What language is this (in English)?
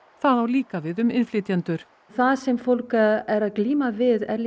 Icelandic